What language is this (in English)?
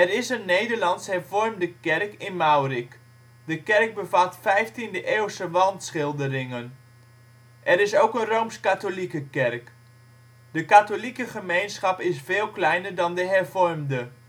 Dutch